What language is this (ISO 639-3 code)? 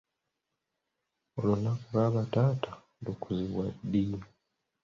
lug